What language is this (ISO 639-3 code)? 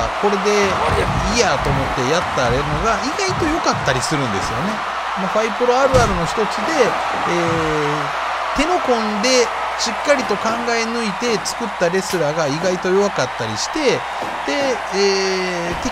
jpn